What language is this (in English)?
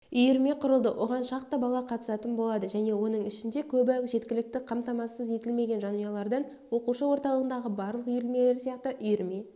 Kazakh